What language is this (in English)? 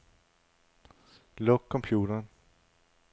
Danish